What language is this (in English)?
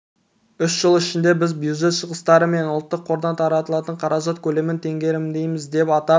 Kazakh